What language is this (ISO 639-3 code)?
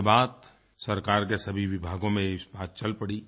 hin